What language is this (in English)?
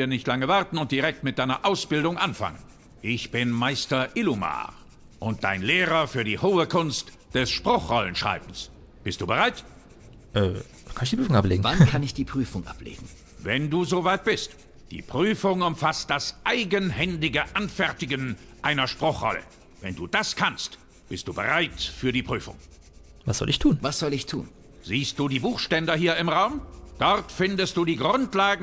German